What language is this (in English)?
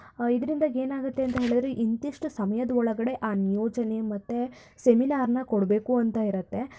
Kannada